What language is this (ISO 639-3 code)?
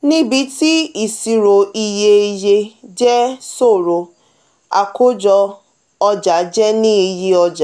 yor